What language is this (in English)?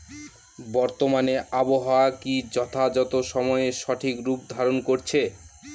Bangla